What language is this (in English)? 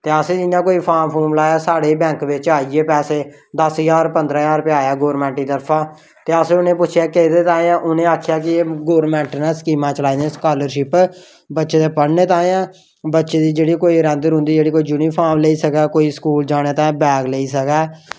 Dogri